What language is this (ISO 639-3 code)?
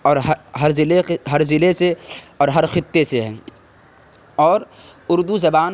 urd